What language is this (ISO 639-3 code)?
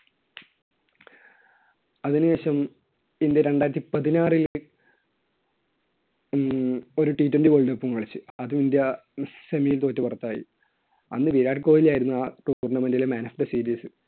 mal